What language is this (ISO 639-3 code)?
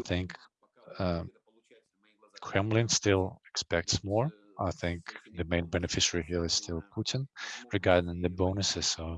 eng